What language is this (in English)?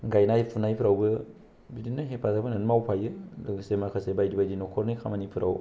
Bodo